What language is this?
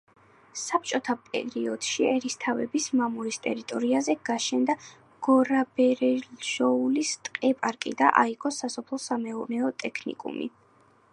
Georgian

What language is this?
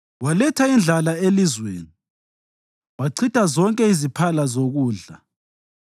North Ndebele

